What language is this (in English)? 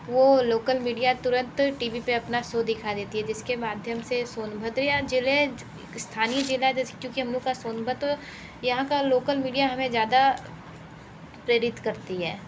Hindi